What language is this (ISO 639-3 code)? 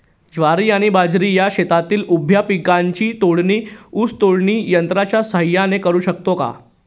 mar